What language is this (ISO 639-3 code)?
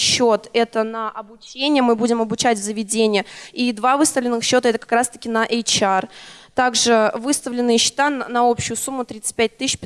rus